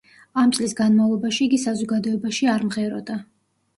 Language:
Georgian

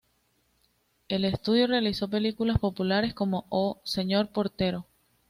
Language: Spanish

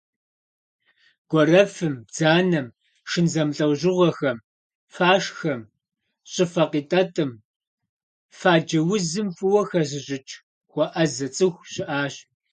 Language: Kabardian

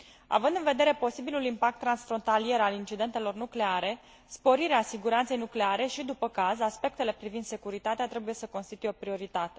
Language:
Romanian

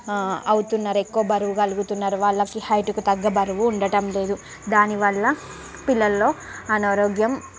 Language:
Telugu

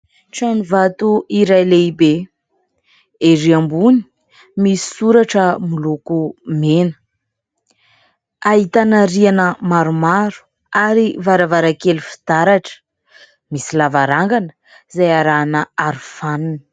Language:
Malagasy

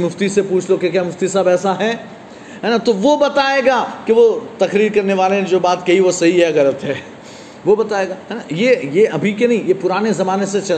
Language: Urdu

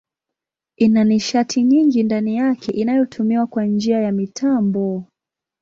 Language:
Swahili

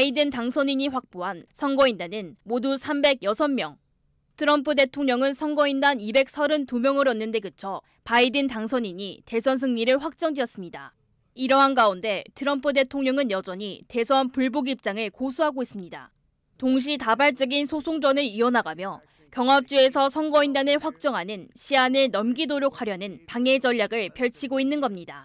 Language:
Korean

